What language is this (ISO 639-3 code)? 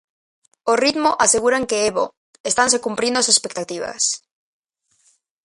glg